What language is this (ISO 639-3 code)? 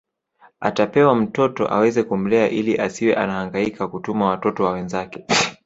swa